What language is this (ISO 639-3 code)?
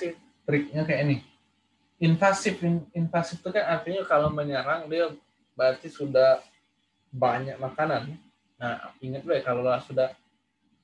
ind